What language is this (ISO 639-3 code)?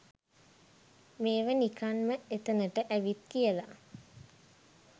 sin